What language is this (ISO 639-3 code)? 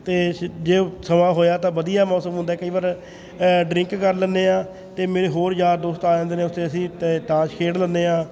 pan